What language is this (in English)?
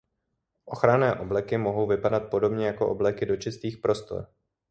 Czech